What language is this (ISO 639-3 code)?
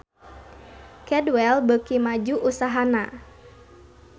sun